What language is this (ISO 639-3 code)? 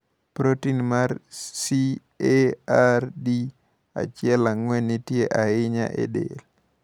luo